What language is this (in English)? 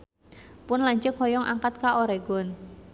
Sundanese